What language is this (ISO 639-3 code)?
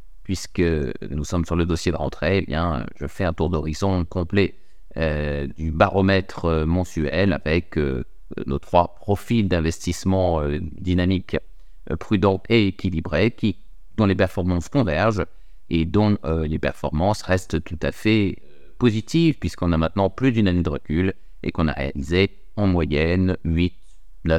fra